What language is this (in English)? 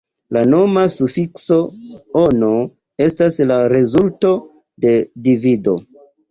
Esperanto